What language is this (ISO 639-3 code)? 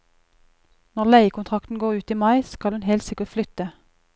nor